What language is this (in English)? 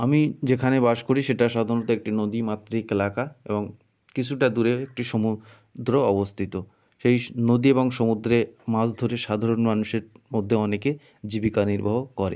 Bangla